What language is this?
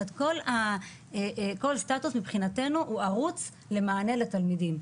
Hebrew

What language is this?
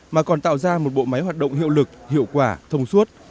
Vietnamese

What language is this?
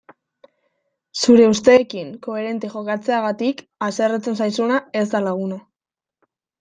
Basque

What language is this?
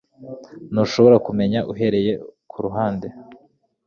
Kinyarwanda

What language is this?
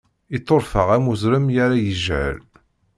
Kabyle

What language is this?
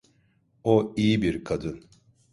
Turkish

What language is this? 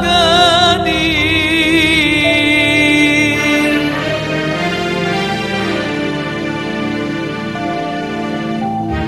Arabic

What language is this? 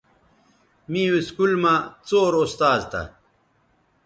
Bateri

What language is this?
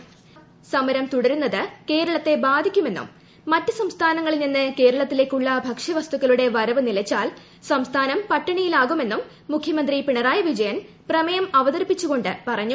Malayalam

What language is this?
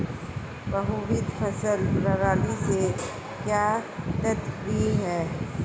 Hindi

